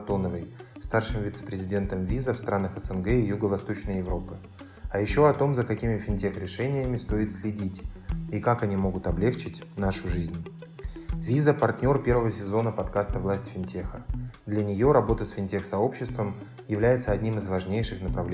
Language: Russian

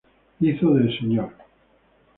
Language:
Spanish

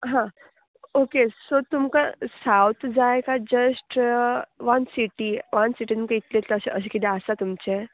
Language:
Konkani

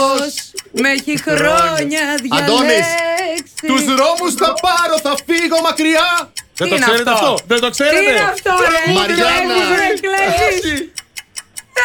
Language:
Greek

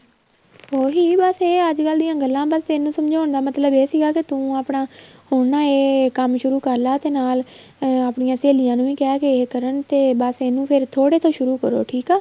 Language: Punjabi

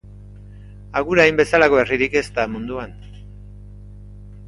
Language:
Basque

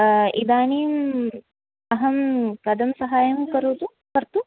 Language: Sanskrit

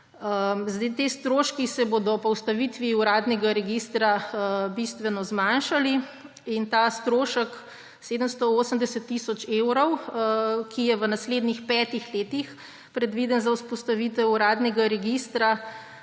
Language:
Slovenian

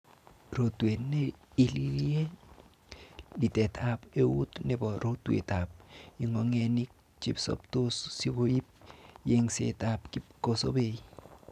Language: Kalenjin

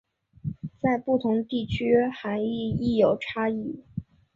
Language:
Chinese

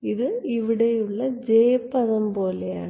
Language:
Malayalam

